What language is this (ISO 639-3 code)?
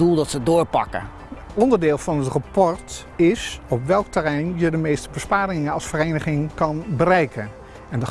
nld